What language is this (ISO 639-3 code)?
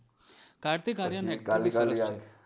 guj